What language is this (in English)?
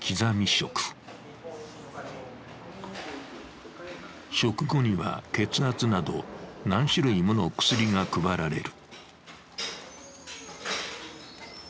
Japanese